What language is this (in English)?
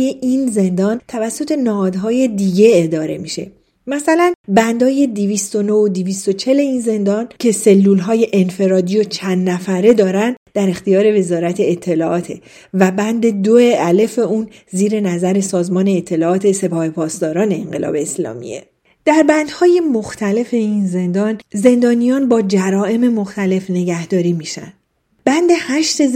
Persian